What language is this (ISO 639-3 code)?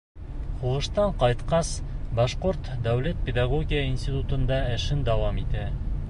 bak